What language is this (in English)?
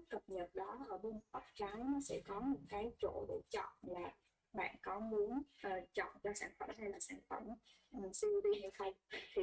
Vietnamese